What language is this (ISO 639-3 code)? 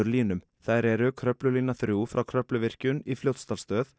isl